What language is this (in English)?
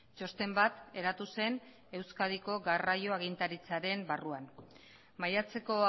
Basque